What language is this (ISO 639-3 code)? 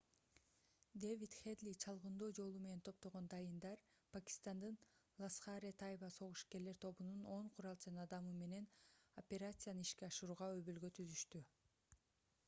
kir